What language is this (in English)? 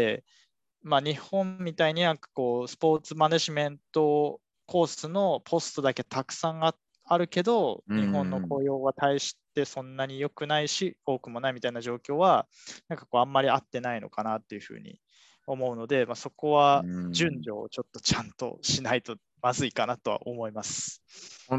Japanese